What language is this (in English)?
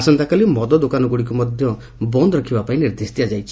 Odia